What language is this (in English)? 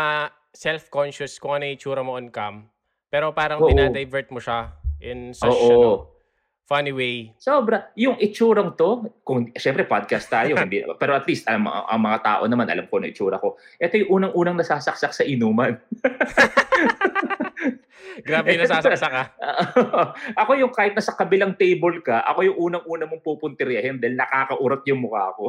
Filipino